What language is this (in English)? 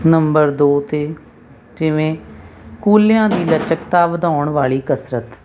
Punjabi